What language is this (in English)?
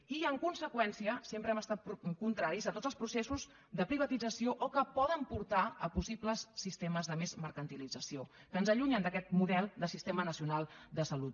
Catalan